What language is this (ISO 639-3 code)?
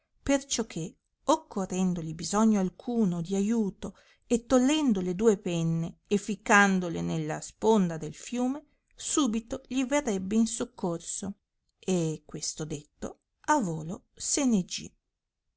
ita